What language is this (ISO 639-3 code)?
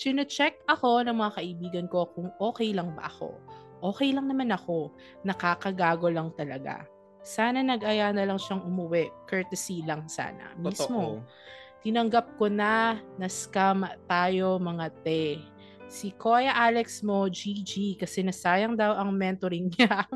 fil